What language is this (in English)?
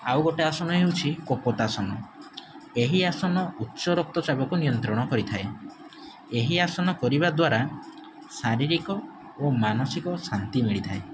Odia